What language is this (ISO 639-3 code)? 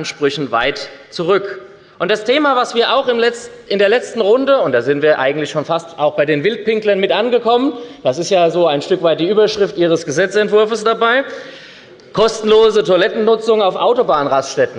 deu